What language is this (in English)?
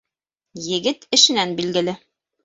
Bashkir